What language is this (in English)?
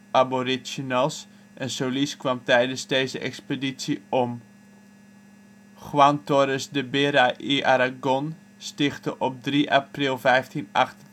Dutch